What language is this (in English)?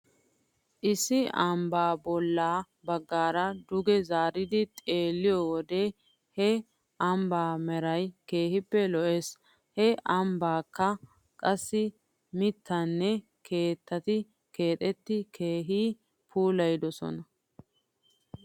Wolaytta